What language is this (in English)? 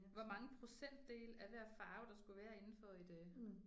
Danish